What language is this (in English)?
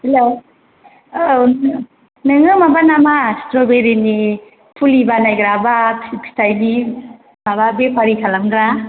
Bodo